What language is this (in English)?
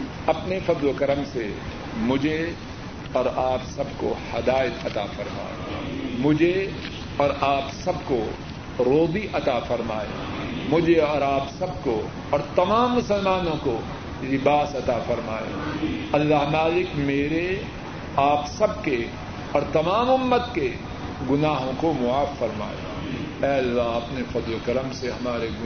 Urdu